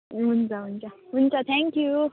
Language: Nepali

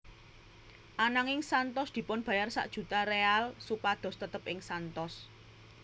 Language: Javanese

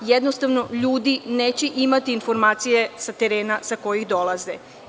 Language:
Serbian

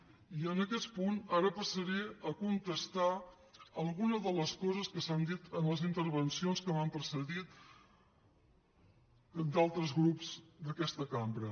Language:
Catalan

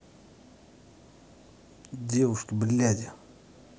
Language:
Russian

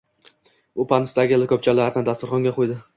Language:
Uzbek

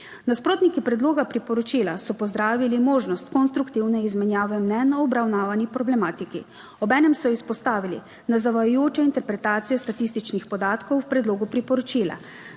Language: Slovenian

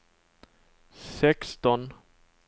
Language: Swedish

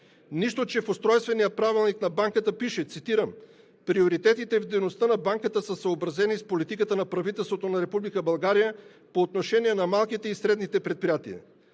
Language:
Bulgarian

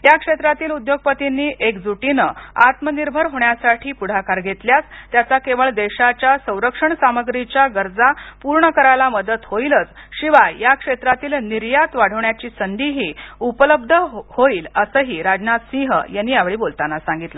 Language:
Marathi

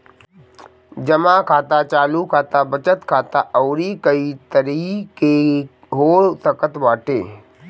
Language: Bhojpuri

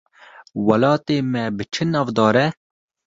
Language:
Kurdish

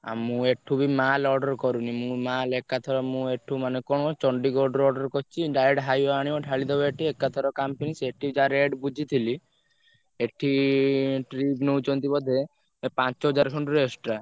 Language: Odia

